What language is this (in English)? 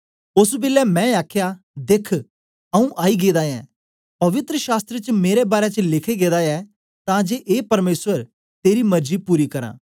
Dogri